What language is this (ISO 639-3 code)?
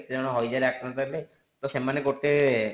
ori